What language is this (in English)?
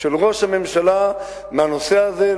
Hebrew